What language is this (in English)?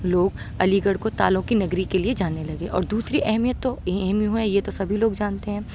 Urdu